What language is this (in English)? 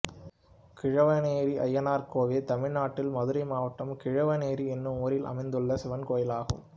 Tamil